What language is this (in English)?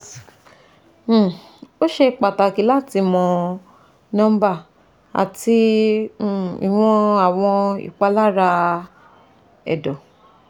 Yoruba